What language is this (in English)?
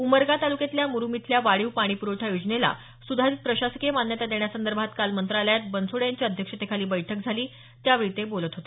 Marathi